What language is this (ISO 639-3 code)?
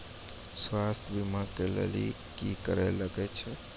mai